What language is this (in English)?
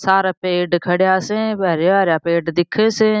Marwari